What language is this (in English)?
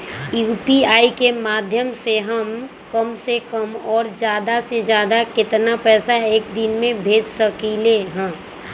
Magahi